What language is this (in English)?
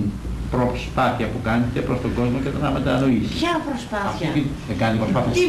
Greek